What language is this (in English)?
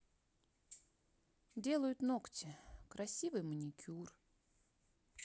Russian